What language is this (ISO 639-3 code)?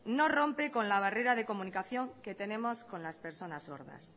spa